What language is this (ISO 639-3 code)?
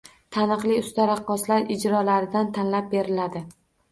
uzb